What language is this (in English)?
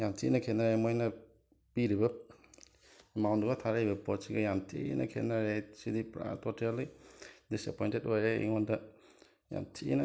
Manipuri